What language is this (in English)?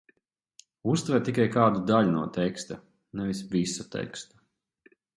Latvian